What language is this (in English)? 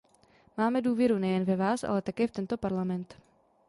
Czech